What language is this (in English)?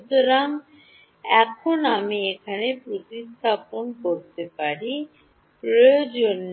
Bangla